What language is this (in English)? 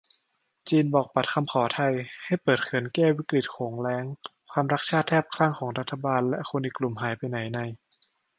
Thai